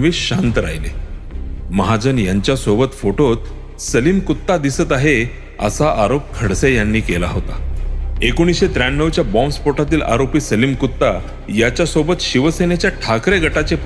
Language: Marathi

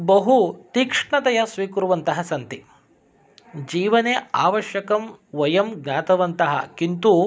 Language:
Sanskrit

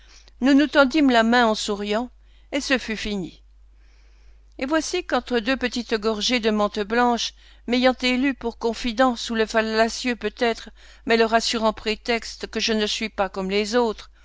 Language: French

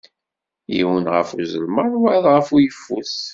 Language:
Kabyle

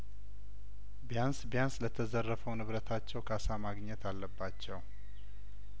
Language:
Amharic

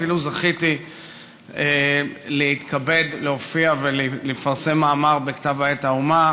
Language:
Hebrew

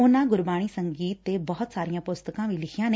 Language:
Punjabi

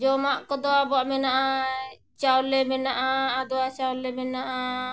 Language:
Santali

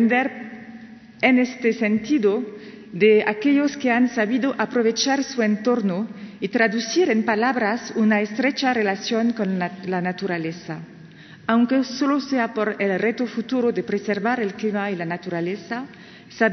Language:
Spanish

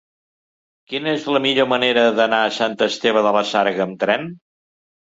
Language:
Catalan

